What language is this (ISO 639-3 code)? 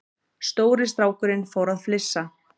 isl